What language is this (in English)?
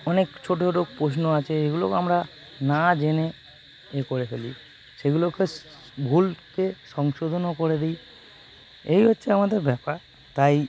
Bangla